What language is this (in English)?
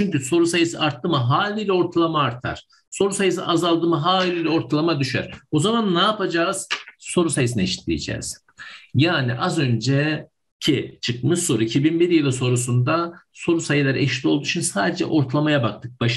Turkish